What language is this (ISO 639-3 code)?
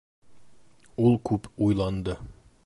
bak